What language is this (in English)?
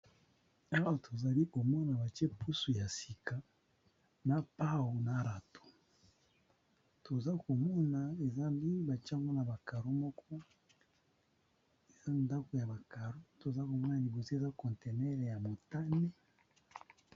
Lingala